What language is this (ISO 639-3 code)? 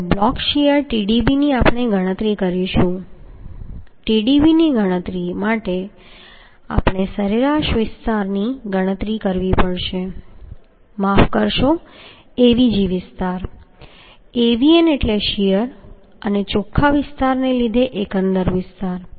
guj